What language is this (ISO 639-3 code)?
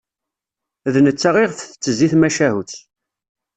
kab